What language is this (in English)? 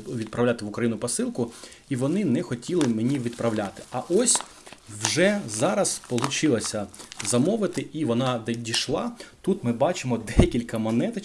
Ukrainian